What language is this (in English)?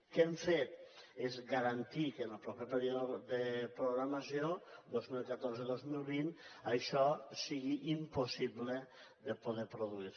Catalan